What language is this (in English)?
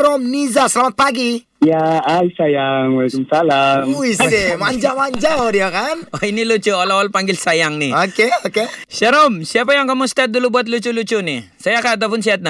Malay